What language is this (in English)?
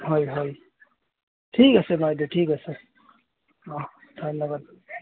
Assamese